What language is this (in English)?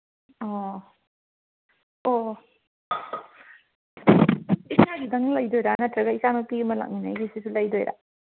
Manipuri